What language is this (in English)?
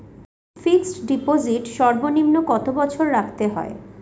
Bangla